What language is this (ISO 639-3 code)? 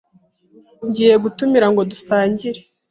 kin